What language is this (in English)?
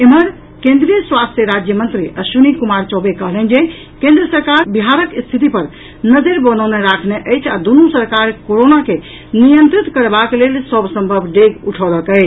Maithili